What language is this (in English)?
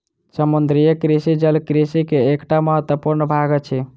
Maithili